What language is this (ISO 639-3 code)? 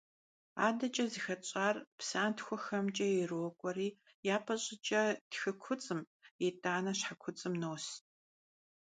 kbd